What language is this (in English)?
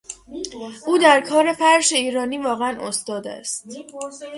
Persian